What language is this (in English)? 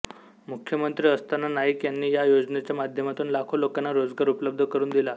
Marathi